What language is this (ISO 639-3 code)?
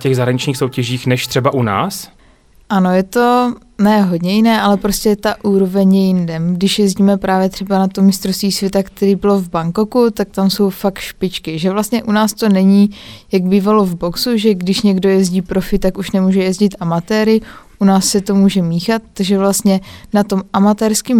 ces